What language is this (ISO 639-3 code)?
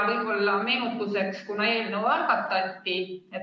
est